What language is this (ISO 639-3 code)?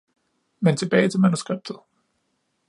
dan